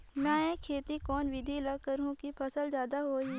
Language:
Chhattisgarhi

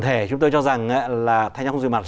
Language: Vietnamese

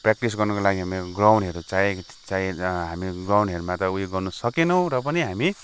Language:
Nepali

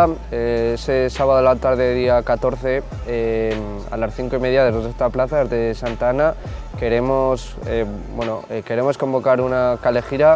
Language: Spanish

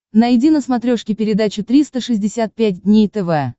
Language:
Russian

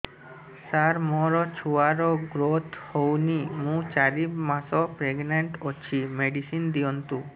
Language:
Odia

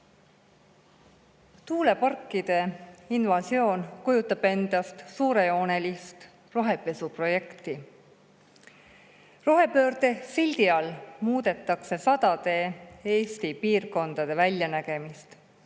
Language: Estonian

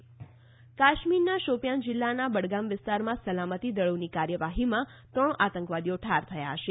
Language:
Gujarati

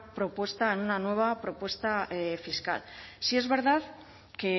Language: Spanish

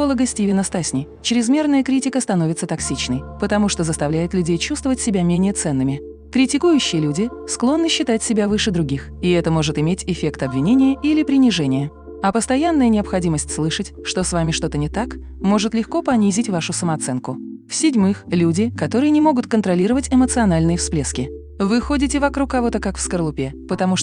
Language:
Russian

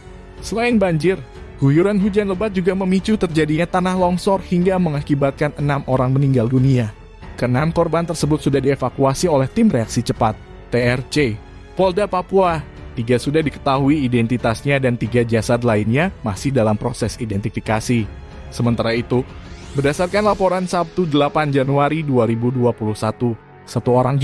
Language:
Indonesian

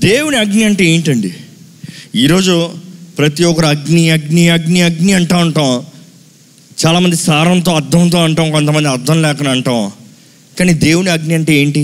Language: Telugu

